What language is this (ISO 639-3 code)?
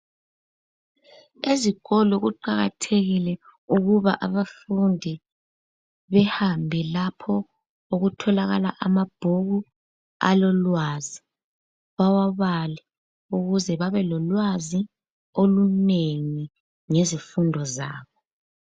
nde